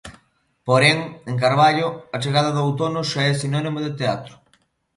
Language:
Galician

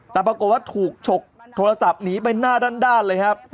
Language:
Thai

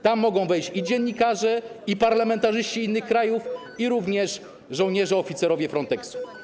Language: Polish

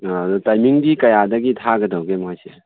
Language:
Manipuri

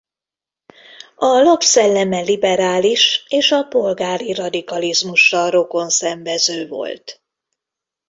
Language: Hungarian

